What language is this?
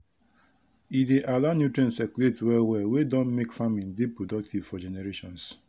Nigerian Pidgin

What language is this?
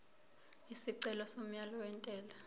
Zulu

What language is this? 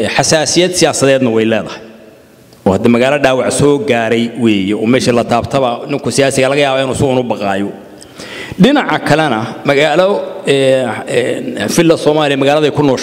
Arabic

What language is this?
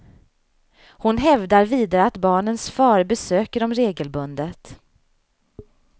Swedish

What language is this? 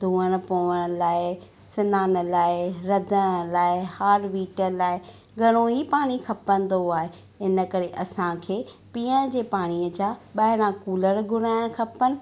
Sindhi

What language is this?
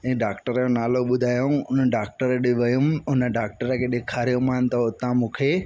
Sindhi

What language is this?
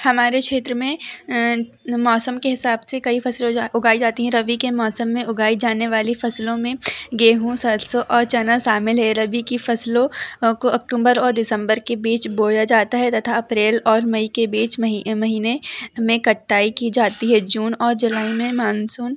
Hindi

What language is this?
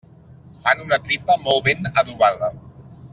Catalan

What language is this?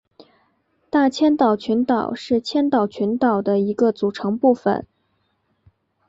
Chinese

